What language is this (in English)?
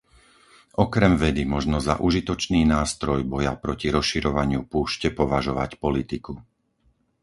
Slovak